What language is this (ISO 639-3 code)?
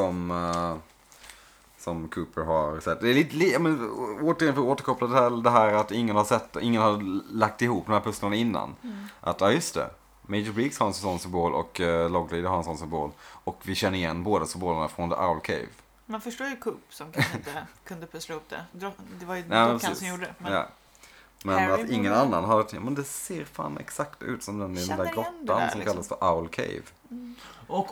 swe